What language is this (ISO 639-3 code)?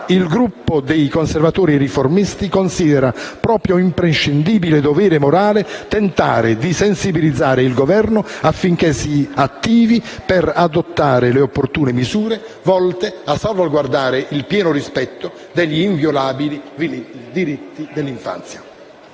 ita